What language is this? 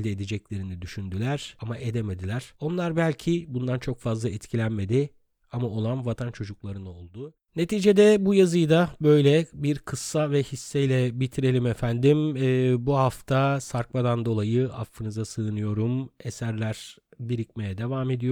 Turkish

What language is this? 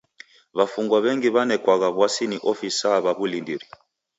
Taita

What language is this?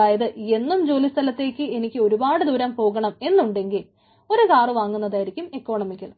Malayalam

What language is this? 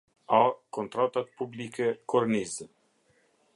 Albanian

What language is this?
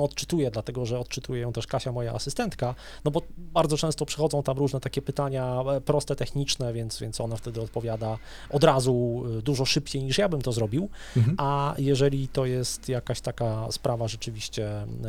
Polish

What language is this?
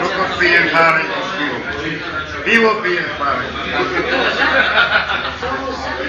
Slovak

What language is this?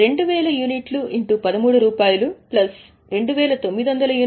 Telugu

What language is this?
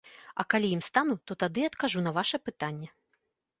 Belarusian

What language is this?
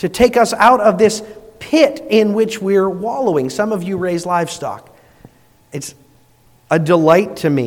English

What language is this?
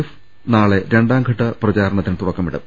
Malayalam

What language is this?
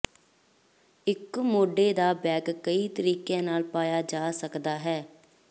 Punjabi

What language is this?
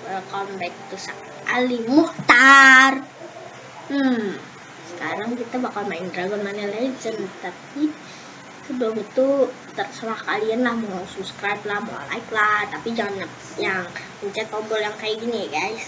Indonesian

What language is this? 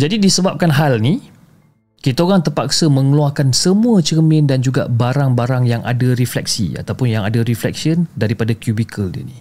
Malay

